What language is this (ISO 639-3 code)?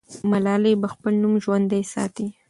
pus